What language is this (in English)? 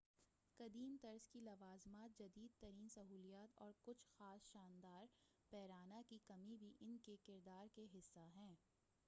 Urdu